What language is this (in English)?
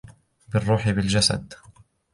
Arabic